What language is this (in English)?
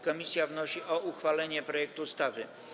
Polish